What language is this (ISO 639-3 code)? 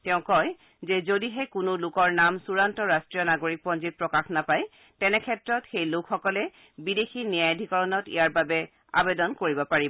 asm